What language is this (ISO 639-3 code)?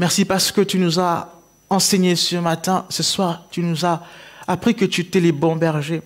fra